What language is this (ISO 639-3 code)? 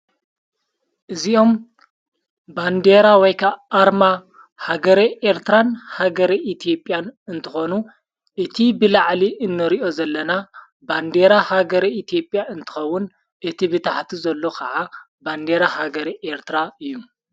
tir